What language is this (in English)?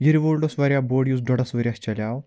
Kashmiri